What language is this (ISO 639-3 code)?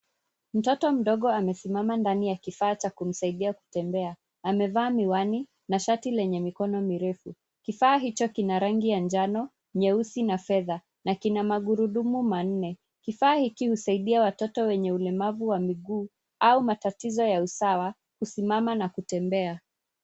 swa